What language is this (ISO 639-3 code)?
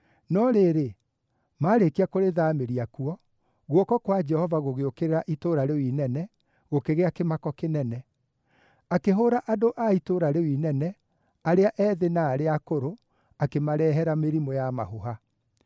kik